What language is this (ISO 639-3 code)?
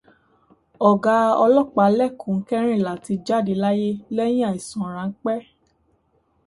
yor